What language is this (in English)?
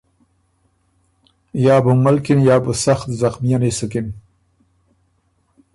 Ormuri